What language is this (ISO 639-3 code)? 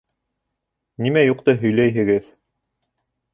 bak